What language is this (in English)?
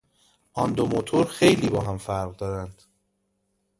Persian